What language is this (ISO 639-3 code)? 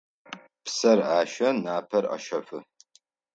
ady